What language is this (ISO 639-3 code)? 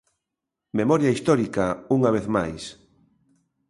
glg